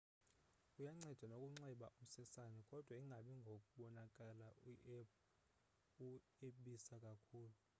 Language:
Xhosa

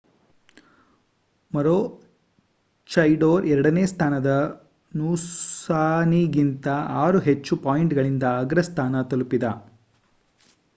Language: Kannada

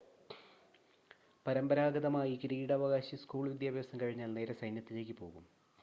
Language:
Malayalam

